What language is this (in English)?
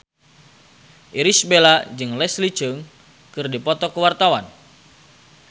Sundanese